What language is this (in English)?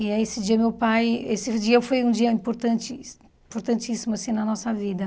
Portuguese